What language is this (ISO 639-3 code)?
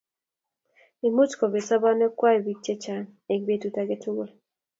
kln